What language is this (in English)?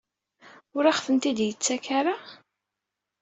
Kabyle